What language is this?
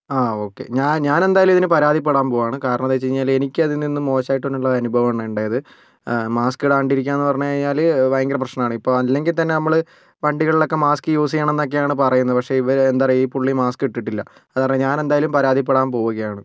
Malayalam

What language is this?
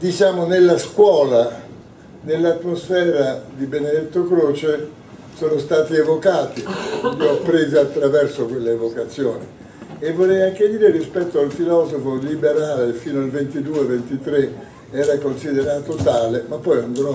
Italian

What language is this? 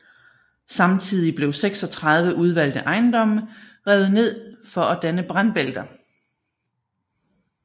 Danish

